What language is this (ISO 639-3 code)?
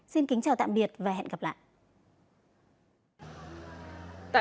vie